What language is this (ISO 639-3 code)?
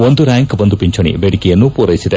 kan